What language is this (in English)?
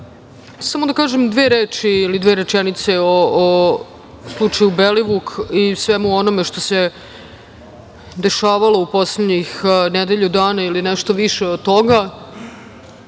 Serbian